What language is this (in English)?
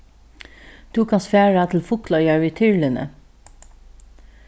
Faroese